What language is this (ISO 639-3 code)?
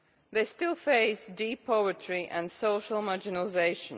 eng